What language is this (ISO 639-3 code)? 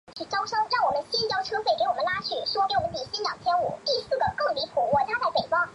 zho